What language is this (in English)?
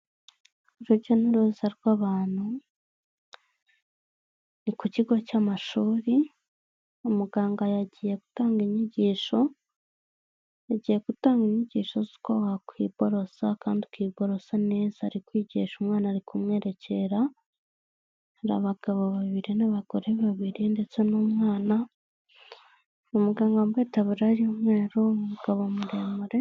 Kinyarwanda